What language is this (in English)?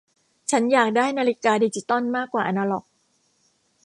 Thai